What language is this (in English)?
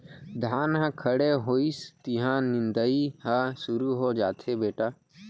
Chhattisgarhi